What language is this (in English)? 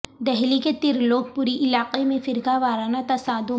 Urdu